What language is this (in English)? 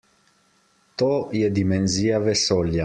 Slovenian